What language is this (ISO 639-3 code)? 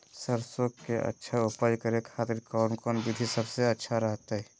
mag